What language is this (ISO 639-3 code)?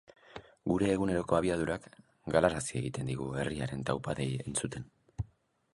eus